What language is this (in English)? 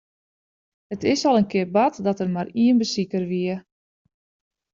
Western Frisian